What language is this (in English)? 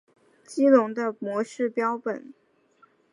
Chinese